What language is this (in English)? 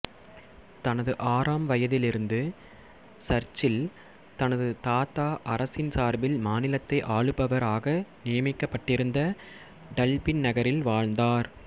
Tamil